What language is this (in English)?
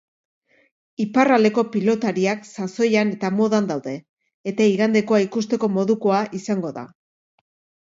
Basque